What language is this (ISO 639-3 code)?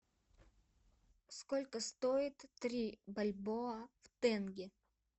rus